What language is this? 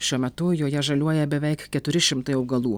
Lithuanian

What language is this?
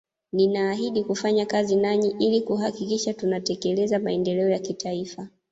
Swahili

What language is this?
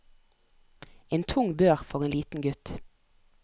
Norwegian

